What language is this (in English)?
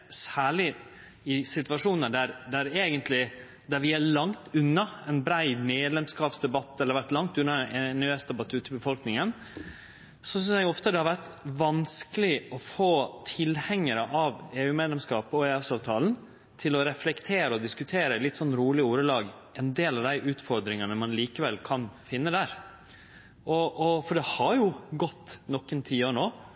Norwegian Nynorsk